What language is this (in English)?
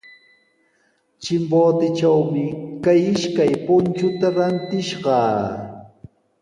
Sihuas Ancash Quechua